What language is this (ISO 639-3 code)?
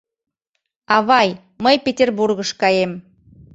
chm